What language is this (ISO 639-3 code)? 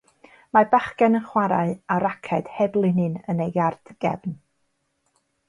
cym